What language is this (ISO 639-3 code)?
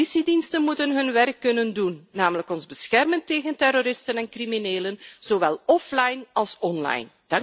nld